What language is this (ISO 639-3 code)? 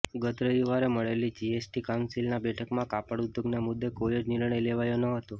guj